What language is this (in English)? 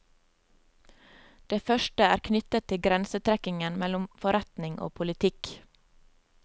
Norwegian